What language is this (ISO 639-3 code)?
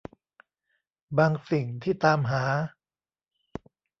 tha